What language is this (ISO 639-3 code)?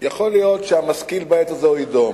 heb